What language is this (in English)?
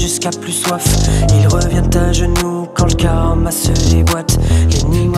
French